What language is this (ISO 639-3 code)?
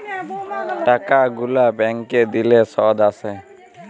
ben